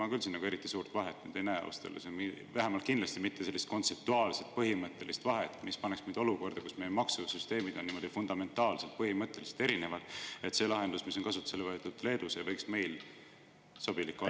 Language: Estonian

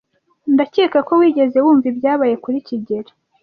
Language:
Kinyarwanda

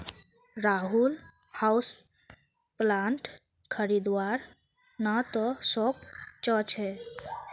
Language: Magahi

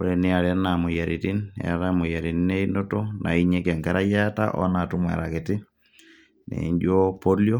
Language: Masai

